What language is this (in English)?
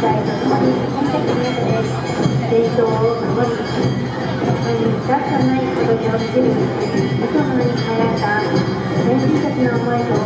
Japanese